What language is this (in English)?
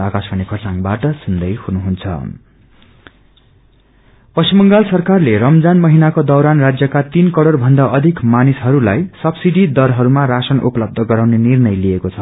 Nepali